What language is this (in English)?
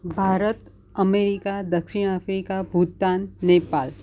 Gujarati